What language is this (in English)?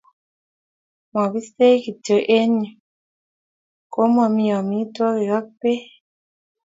Kalenjin